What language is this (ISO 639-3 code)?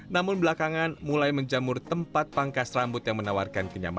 ind